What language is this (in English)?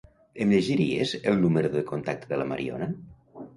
Catalan